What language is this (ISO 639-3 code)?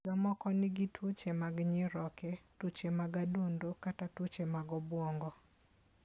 luo